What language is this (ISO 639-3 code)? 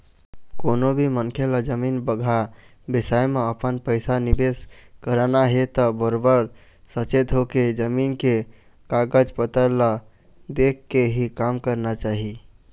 hne